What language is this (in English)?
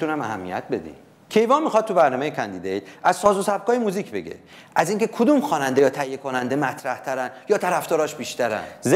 Persian